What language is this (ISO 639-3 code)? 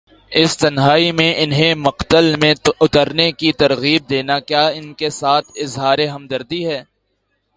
urd